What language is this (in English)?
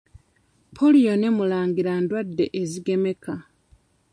Ganda